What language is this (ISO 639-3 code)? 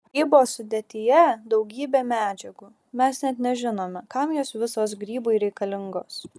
lit